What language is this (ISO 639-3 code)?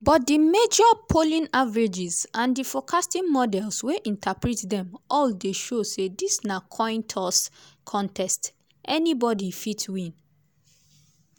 pcm